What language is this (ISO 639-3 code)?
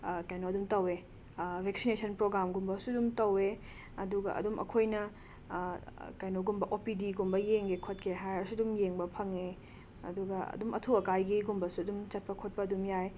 mni